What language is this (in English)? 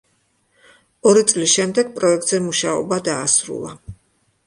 Georgian